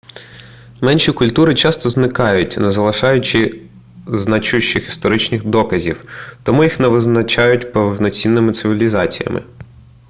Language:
Ukrainian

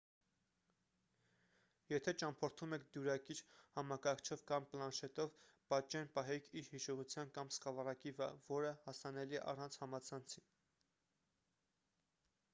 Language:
Armenian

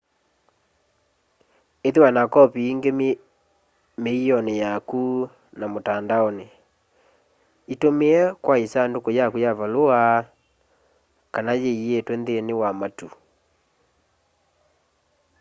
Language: Kamba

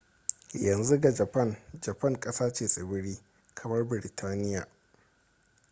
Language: Hausa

